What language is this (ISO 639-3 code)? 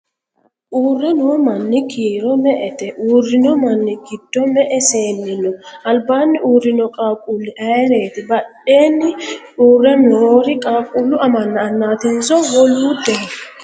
sid